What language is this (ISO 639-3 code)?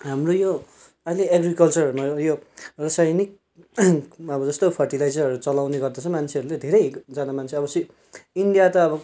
nep